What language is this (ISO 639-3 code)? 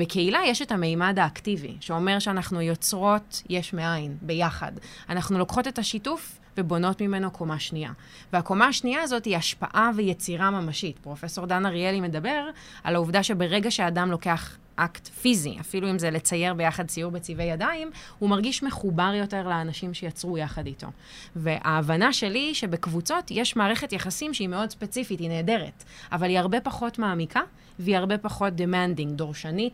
heb